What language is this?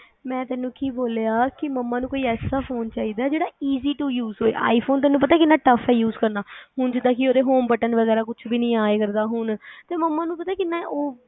Punjabi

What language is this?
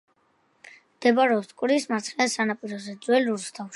Georgian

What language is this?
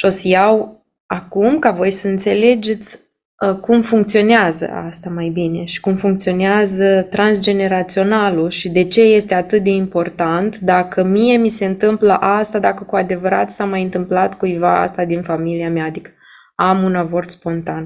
Romanian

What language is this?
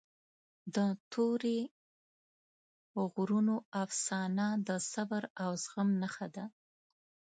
Pashto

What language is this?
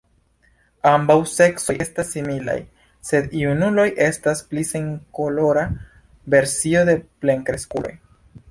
Esperanto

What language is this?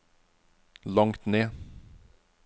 Norwegian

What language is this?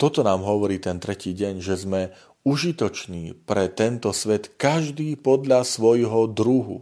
Slovak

